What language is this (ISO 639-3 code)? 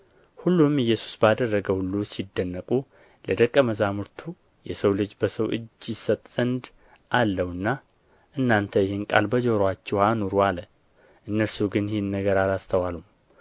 amh